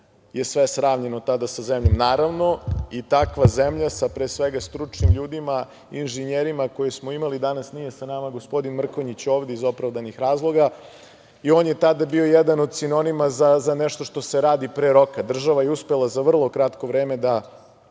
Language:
Serbian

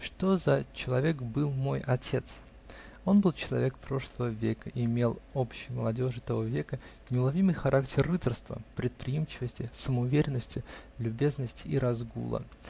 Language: Russian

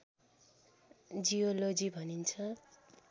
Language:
Nepali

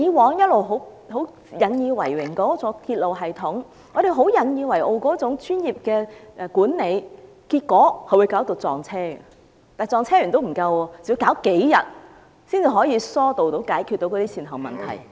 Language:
Cantonese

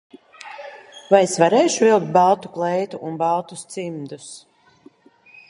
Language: Latvian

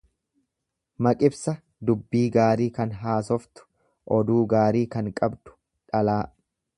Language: Oromo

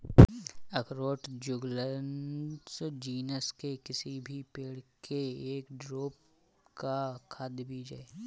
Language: Hindi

